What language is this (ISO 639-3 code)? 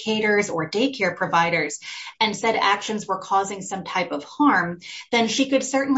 eng